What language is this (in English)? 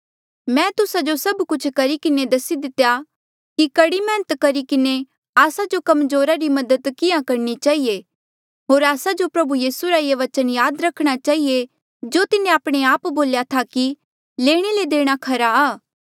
Mandeali